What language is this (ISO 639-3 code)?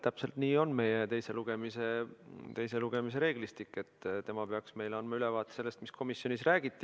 est